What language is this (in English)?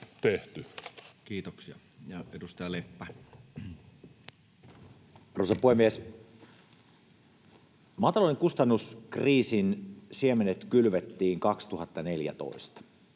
Finnish